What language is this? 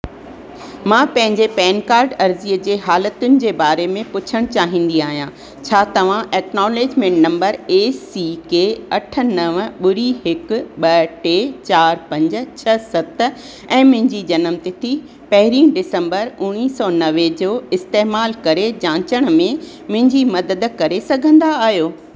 Sindhi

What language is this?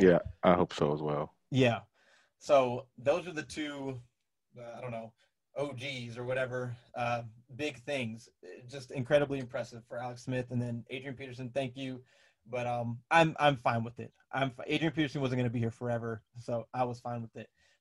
English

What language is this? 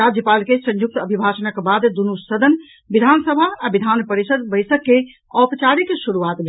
Maithili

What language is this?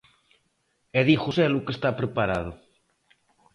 Galician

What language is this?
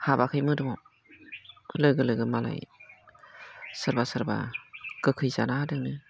Bodo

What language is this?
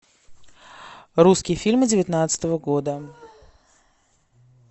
Russian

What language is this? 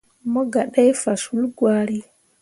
Mundang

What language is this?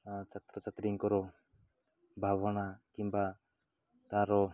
Odia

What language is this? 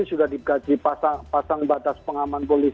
Indonesian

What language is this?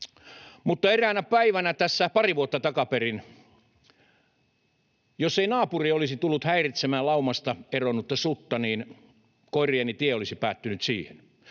Finnish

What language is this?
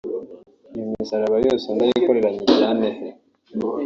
Kinyarwanda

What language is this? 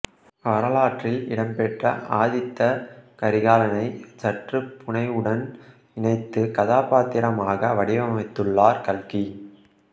Tamil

